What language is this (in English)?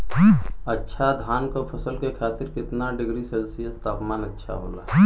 Bhojpuri